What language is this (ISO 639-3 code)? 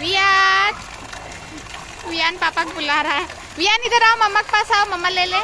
ind